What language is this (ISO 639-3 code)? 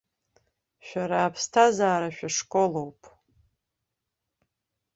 abk